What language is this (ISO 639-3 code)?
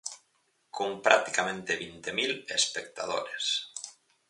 glg